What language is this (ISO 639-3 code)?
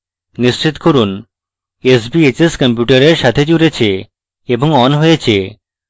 ben